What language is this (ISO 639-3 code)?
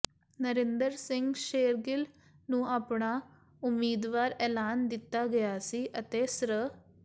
pan